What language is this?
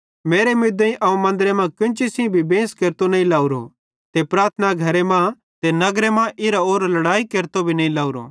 Bhadrawahi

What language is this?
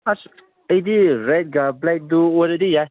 Manipuri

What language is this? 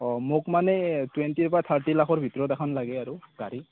Assamese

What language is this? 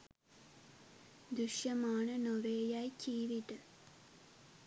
Sinhala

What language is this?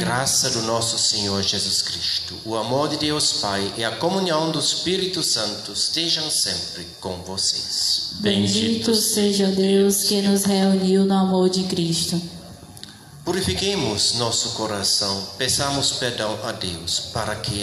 Portuguese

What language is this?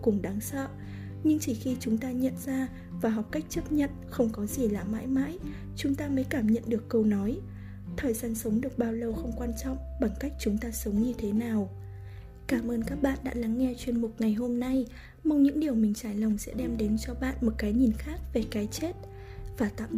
Vietnamese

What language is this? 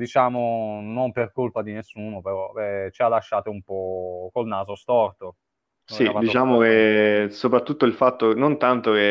Italian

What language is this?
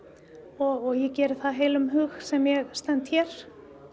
Icelandic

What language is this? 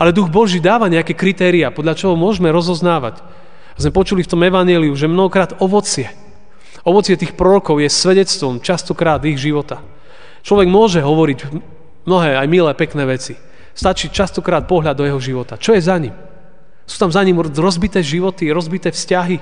Slovak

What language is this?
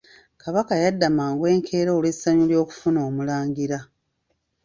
Ganda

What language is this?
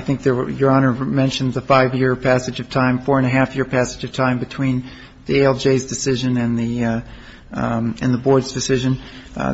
English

